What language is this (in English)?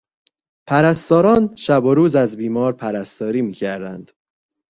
Persian